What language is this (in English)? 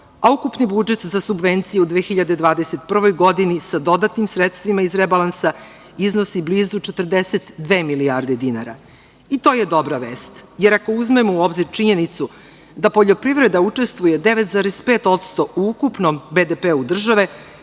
Serbian